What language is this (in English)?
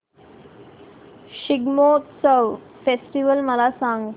Marathi